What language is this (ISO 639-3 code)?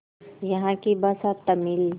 hin